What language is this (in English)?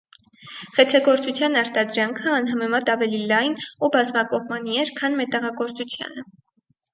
Armenian